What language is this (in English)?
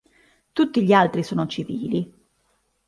Italian